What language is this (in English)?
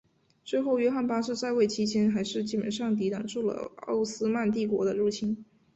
Chinese